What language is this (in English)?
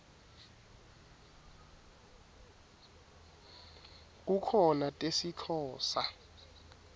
Swati